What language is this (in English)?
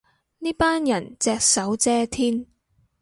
Cantonese